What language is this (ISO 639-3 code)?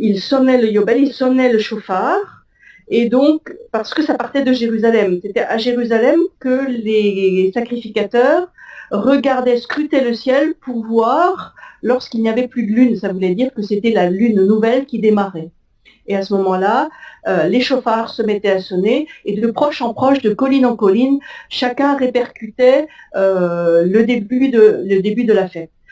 fra